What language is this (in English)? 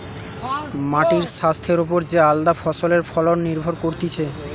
Bangla